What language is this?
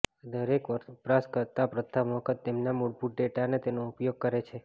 Gujarati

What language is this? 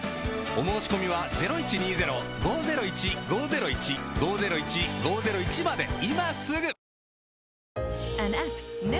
Japanese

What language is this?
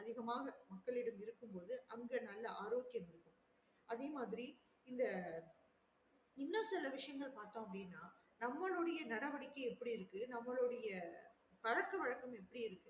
Tamil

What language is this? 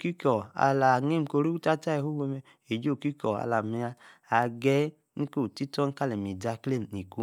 Yace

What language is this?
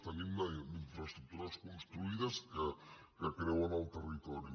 Catalan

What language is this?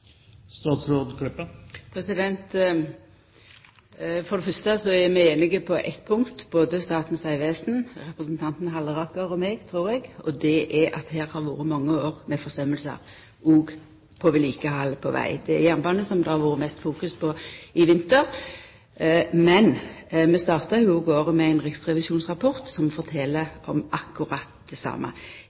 Norwegian Nynorsk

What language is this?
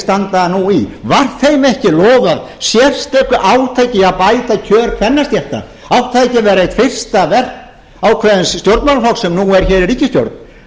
Icelandic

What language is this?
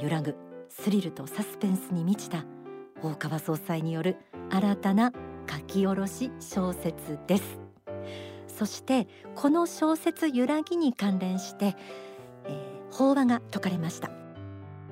Japanese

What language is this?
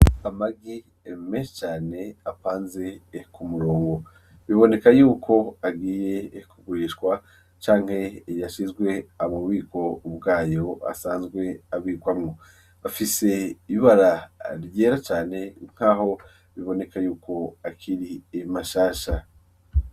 Rundi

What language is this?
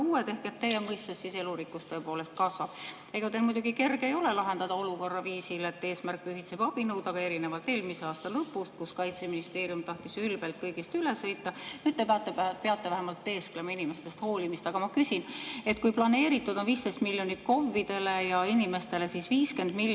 Estonian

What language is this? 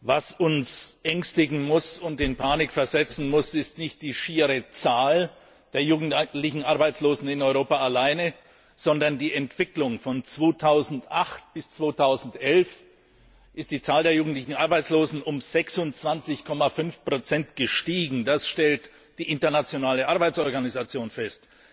German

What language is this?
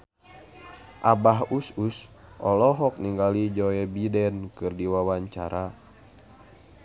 Sundanese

